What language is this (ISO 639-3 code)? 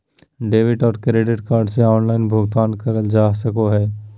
mag